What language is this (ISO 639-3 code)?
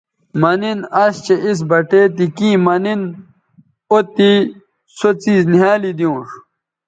btv